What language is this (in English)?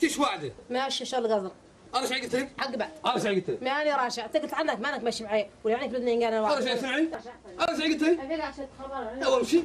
Arabic